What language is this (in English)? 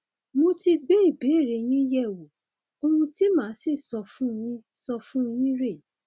Yoruba